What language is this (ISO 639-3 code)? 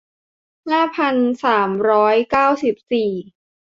tha